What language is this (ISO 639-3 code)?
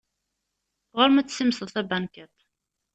kab